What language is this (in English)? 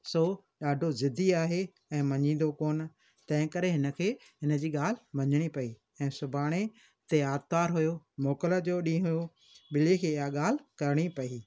Sindhi